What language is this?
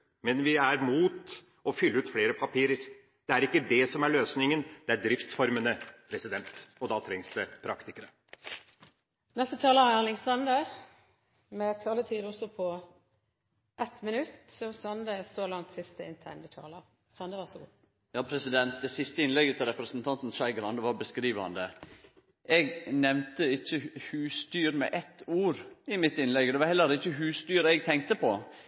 Norwegian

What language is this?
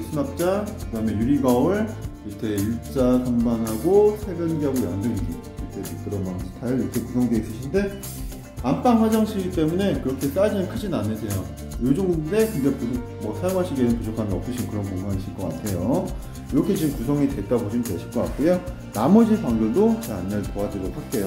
Korean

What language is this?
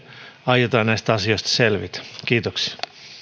Finnish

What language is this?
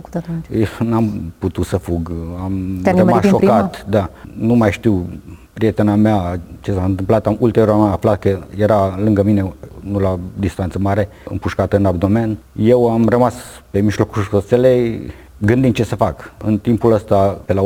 Romanian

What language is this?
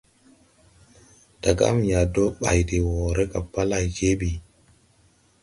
Tupuri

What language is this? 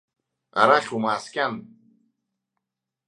Abkhazian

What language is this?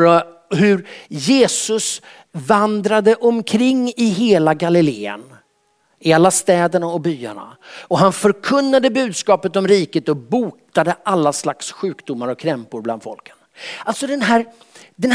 Swedish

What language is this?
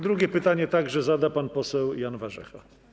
Polish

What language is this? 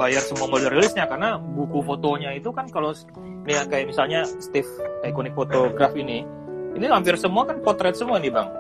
Indonesian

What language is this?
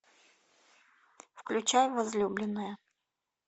Russian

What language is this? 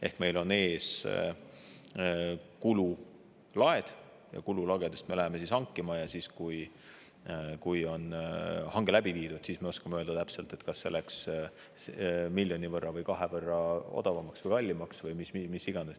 Estonian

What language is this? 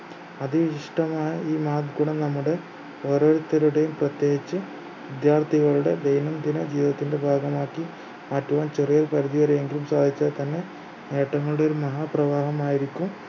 Malayalam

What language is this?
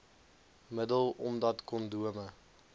Afrikaans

